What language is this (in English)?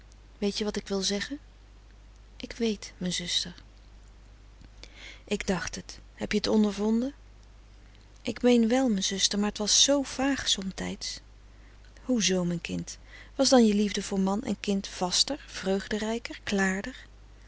Dutch